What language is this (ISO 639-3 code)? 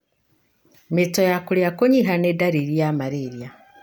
kik